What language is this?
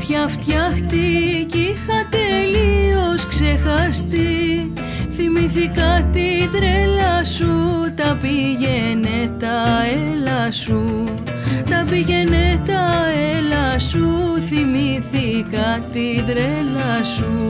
Greek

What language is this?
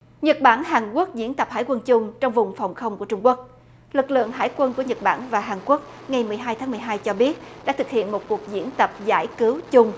Vietnamese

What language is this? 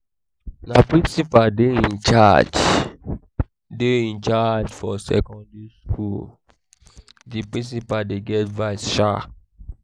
Nigerian Pidgin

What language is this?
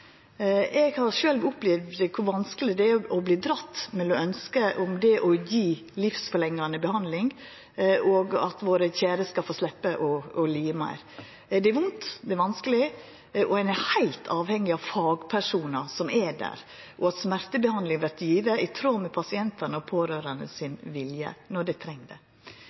Norwegian Nynorsk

